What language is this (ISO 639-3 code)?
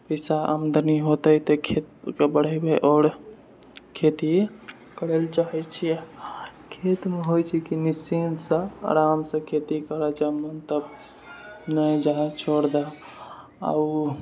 mai